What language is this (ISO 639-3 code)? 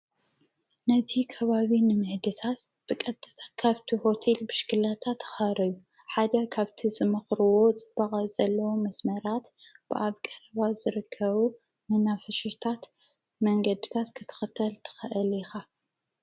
tir